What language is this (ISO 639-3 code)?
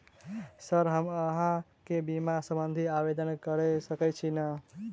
mai